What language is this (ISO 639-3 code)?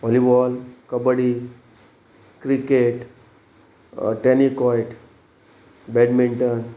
kok